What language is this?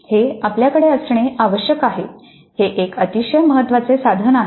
Marathi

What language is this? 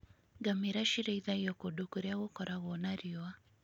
Kikuyu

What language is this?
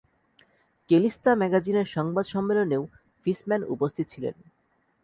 Bangla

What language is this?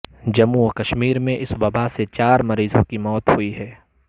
Urdu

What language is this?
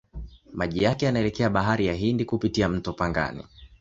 Swahili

